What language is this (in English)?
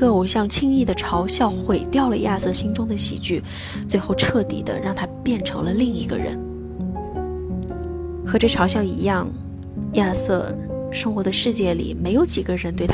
Chinese